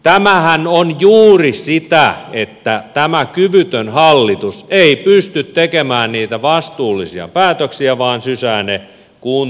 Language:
Finnish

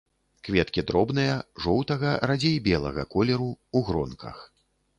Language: Belarusian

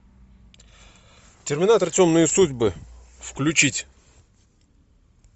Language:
Russian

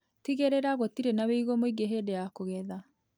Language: Kikuyu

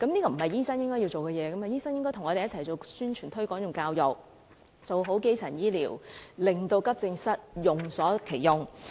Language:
Cantonese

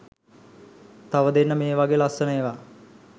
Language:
Sinhala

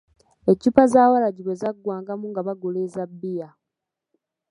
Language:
Ganda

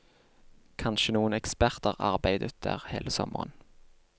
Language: Norwegian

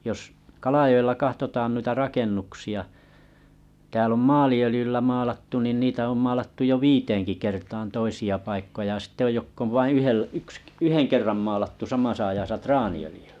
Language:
Finnish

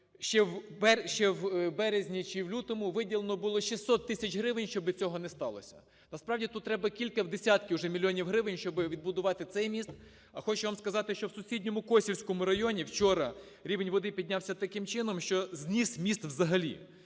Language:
Ukrainian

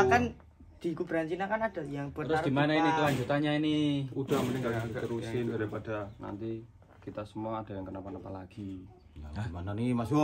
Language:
Indonesian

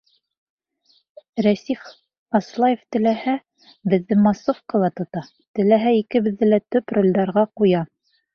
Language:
Bashkir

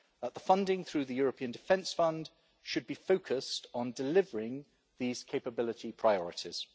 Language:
English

